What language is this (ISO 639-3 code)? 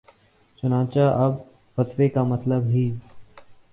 urd